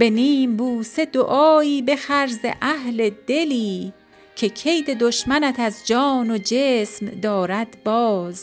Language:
Persian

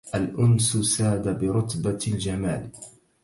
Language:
Arabic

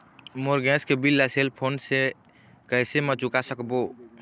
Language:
Chhattisgarhi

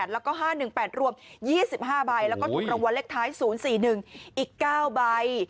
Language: Thai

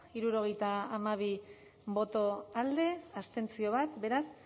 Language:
Basque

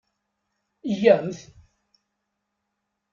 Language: Kabyle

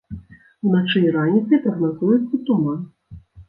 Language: Belarusian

